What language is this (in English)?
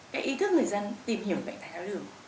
Vietnamese